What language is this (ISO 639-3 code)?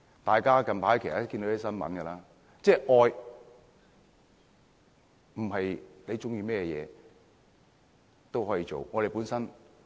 yue